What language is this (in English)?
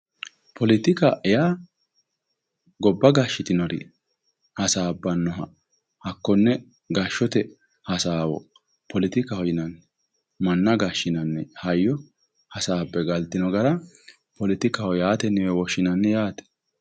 Sidamo